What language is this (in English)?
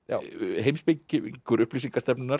Icelandic